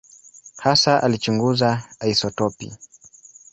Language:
Swahili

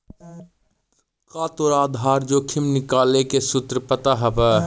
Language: Magahi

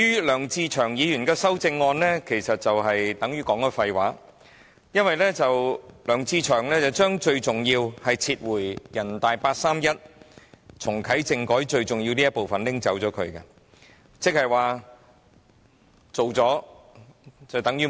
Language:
Cantonese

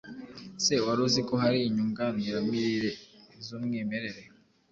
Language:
Kinyarwanda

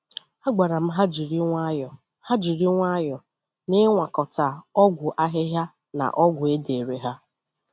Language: Igbo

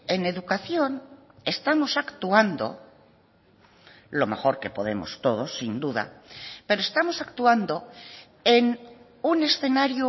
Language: Spanish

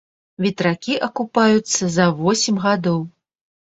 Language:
Belarusian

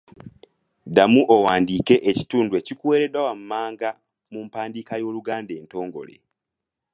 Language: Ganda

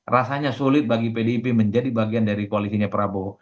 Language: Indonesian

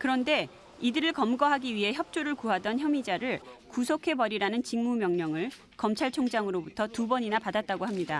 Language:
Korean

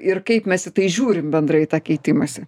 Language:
Lithuanian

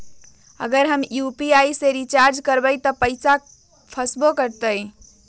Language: Magahi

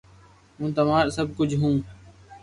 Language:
Loarki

